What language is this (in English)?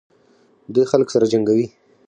Pashto